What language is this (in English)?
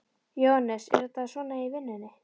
Icelandic